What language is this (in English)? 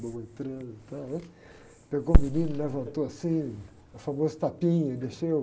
Portuguese